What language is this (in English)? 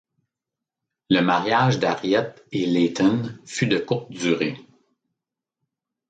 French